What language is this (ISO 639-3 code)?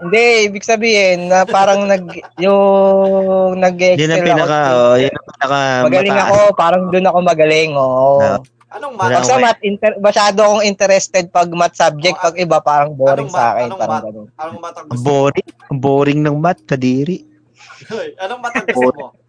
fil